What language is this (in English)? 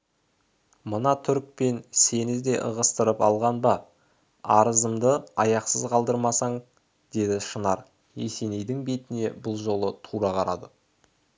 Kazakh